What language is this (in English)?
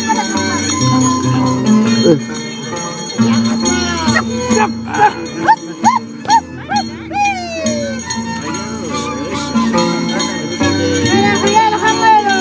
Spanish